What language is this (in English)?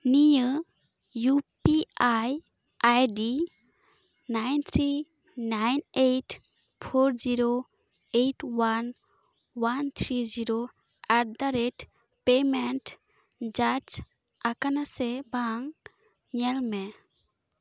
Santali